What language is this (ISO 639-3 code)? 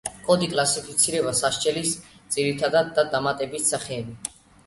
kat